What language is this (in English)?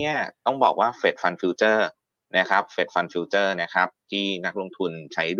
Thai